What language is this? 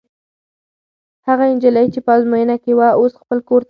Pashto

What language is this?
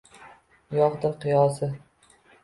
Uzbek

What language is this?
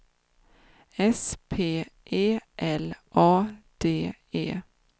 Swedish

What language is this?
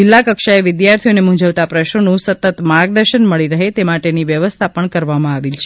Gujarati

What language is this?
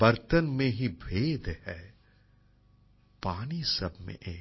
Bangla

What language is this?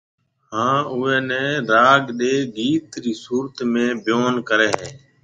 Marwari (Pakistan)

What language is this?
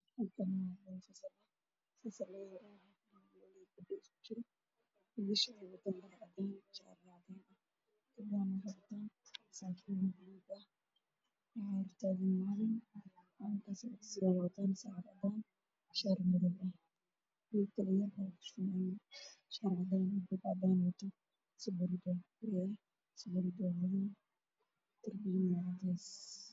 Somali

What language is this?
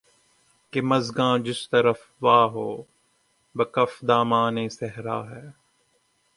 Urdu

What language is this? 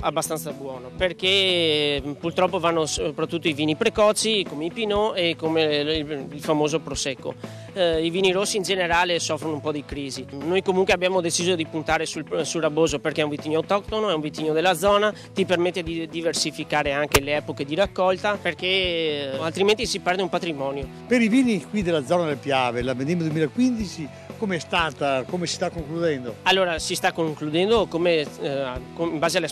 Italian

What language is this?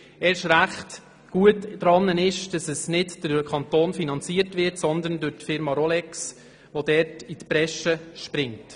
Swiss German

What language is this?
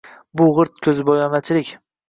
Uzbek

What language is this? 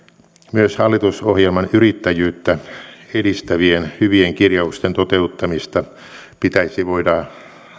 Finnish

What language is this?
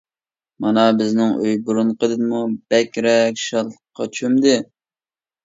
Uyghur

